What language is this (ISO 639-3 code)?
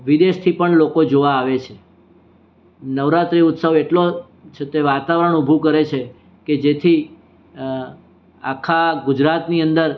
guj